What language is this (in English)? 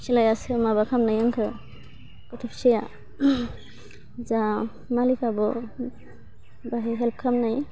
Bodo